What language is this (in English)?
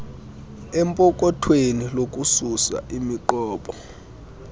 Xhosa